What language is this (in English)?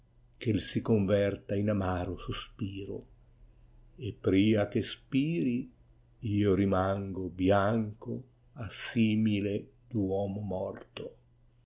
Italian